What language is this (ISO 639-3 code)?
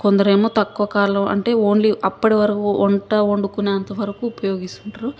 tel